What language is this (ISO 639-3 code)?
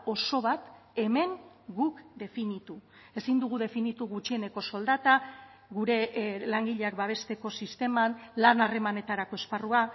eus